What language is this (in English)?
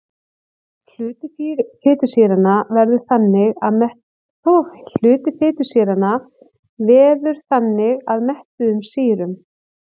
Icelandic